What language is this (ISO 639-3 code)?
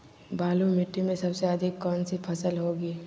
mag